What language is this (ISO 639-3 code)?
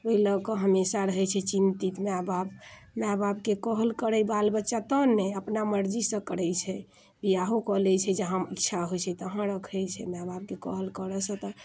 mai